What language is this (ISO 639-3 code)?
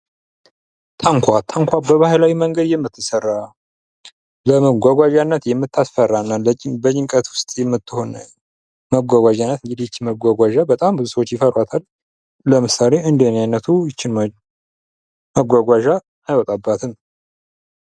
amh